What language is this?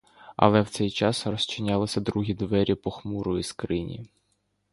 Ukrainian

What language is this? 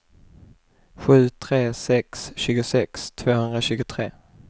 Swedish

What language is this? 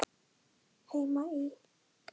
Icelandic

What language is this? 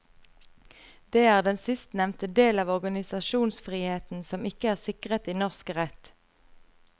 Norwegian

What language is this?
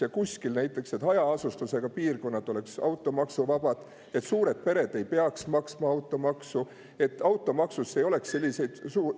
Estonian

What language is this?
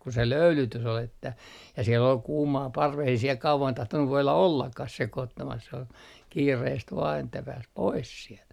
Finnish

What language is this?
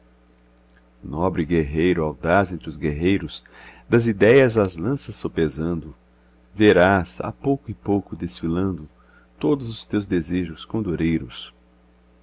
Portuguese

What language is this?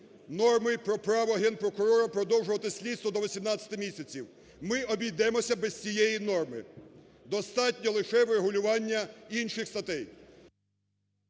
Ukrainian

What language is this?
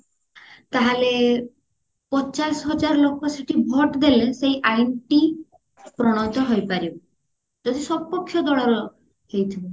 Odia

